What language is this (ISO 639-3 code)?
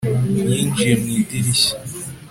kin